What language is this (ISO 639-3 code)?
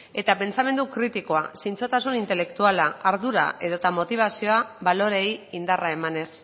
eus